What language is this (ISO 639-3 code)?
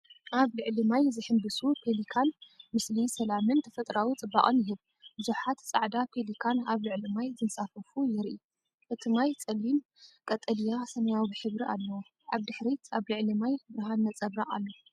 tir